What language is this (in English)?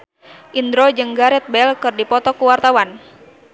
Sundanese